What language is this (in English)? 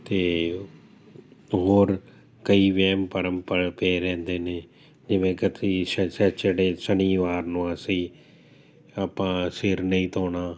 Punjabi